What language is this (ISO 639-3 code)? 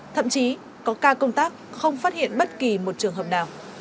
vie